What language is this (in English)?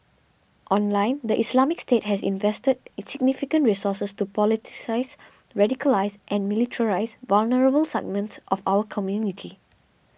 English